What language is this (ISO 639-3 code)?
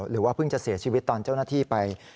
tha